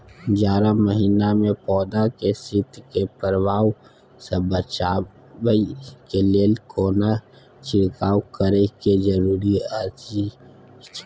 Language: Maithili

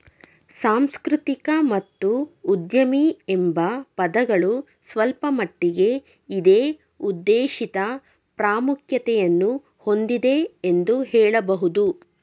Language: Kannada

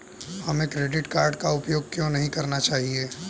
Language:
Hindi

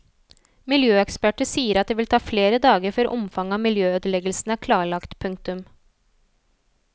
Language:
Norwegian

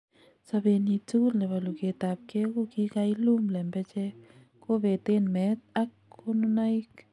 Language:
Kalenjin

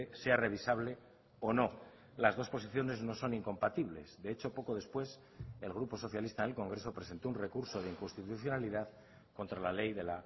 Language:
Spanish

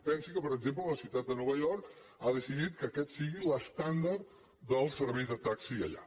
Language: Catalan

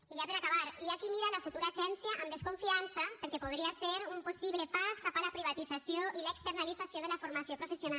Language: Catalan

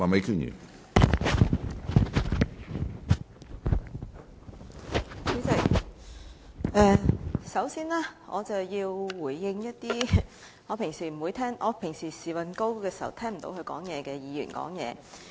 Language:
Cantonese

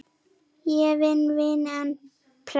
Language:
Icelandic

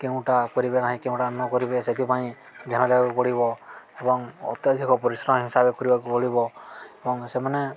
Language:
Odia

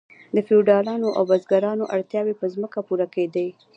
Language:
Pashto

